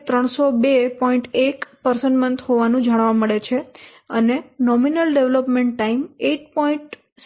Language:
Gujarati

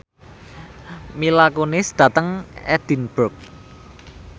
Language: Javanese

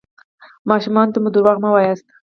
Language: Pashto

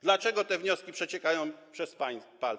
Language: Polish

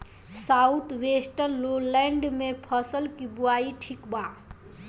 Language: Bhojpuri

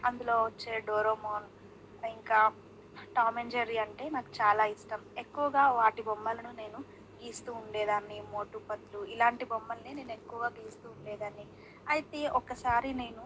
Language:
Telugu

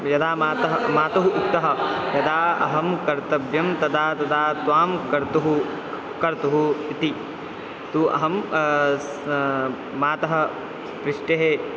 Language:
Sanskrit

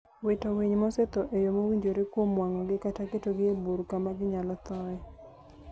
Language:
Luo (Kenya and Tanzania)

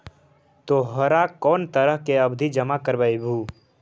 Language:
Magahi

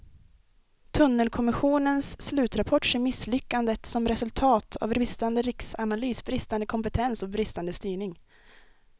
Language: Swedish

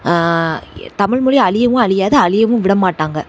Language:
Tamil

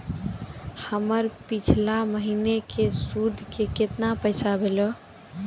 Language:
Maithili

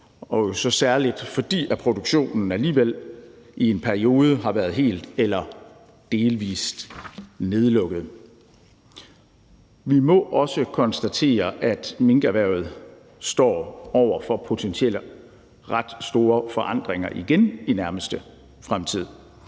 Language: Danish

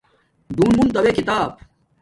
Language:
Domaaki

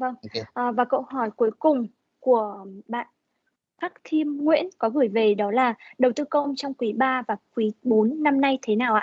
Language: Vietnamese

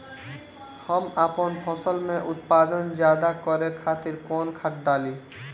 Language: Bhojpuri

